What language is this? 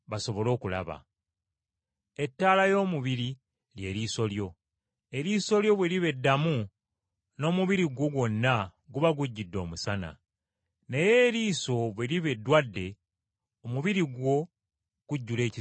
Ganda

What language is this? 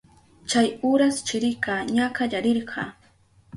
Southern Pastaza Quechua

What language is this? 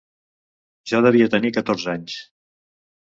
Catalan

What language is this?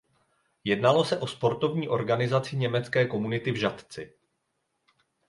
Czech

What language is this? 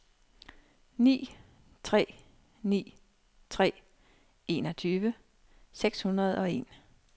Danish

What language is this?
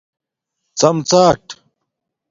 Domaaki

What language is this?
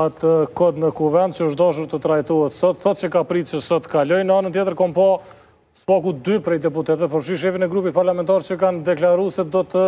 Romanian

